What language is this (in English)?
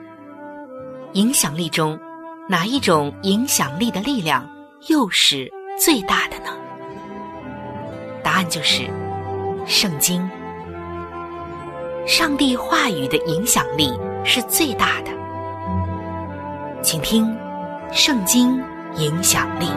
Chinese